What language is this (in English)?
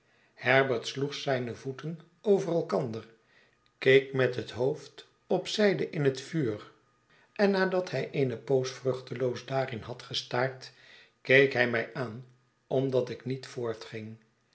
Dutch